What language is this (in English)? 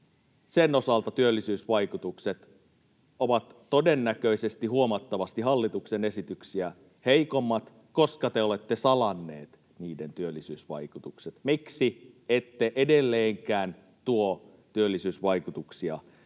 Finnish